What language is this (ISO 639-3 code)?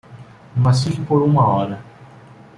por